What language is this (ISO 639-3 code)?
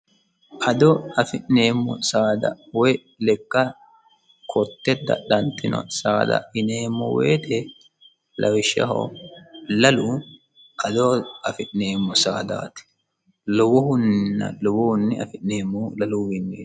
sid